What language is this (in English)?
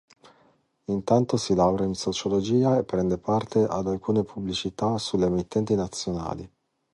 Italian